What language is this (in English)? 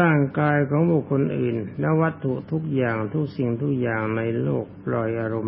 Thai